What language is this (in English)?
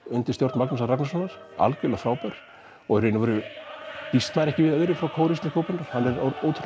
Icelandic